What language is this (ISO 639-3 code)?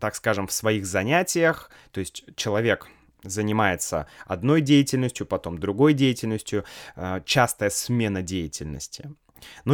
rus